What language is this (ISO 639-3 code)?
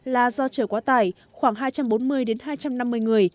vie